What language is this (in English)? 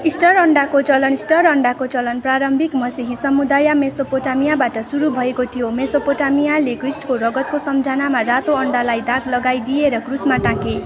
Nepali